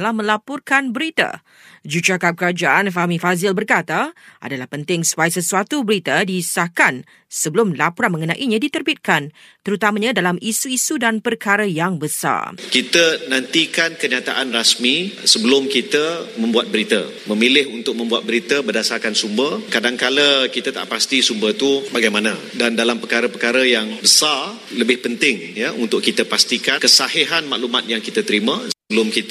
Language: Malay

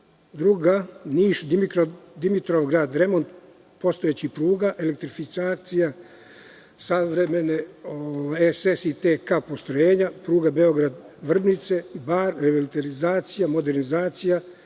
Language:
Serbian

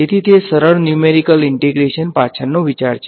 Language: Gujarati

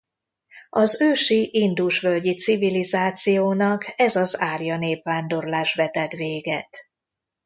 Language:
Hungarian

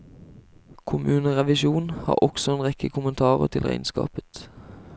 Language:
Norwegian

